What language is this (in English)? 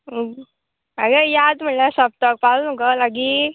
Konkani